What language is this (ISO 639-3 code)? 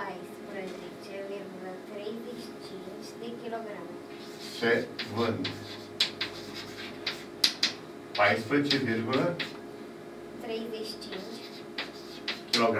ron